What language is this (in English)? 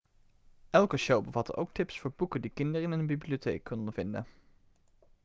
Dutch